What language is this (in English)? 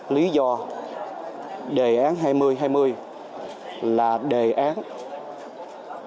Vietnamese